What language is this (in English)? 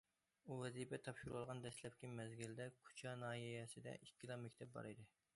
Uyghur